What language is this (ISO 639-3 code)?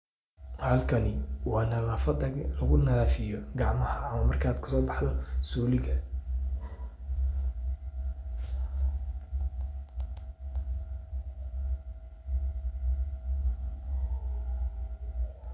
som